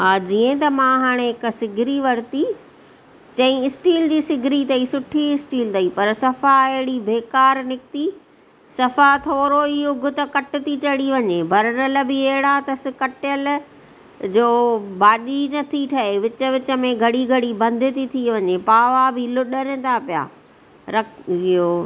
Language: Sindhi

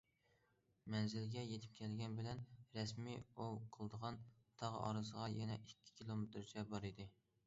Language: Uyghur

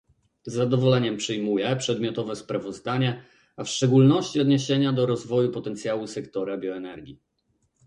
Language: Polish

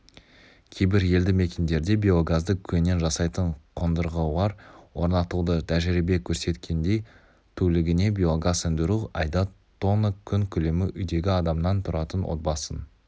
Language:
Kazakh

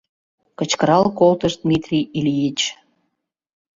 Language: Mari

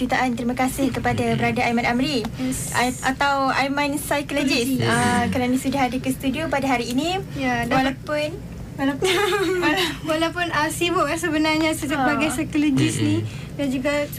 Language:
Malay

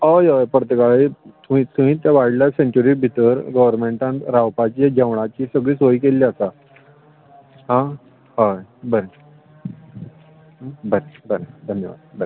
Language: Konkani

